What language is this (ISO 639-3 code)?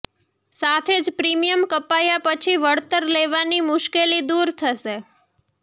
guj